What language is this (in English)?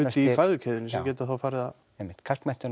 Icelandic